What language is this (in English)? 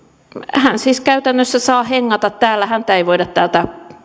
Finnish